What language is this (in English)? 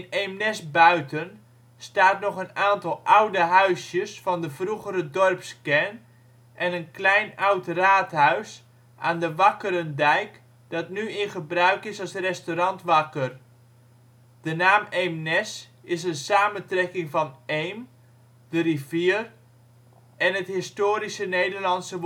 Dutch